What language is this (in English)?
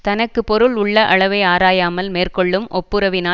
Tamil